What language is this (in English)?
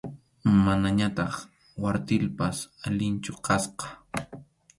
Arequipa-La Unión Quechua